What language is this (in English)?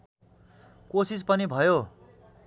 Nepali